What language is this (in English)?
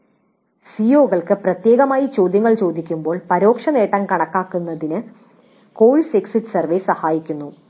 Malayalam